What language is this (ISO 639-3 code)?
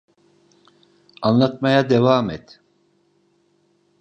tur